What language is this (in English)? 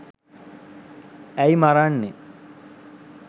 Sinhala